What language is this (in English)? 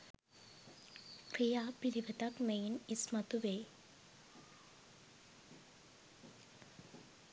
Sinhala